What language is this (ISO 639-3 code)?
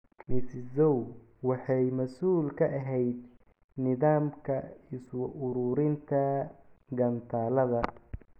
som